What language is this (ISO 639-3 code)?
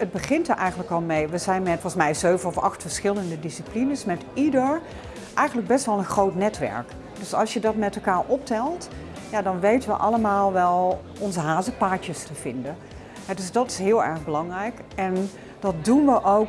nld